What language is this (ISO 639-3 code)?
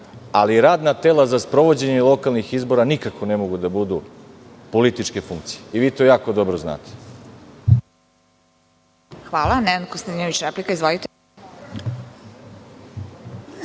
srp